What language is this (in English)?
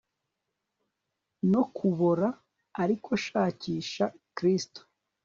Kinyarwanda